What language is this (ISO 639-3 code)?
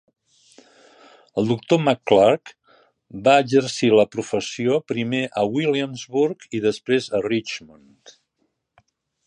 cat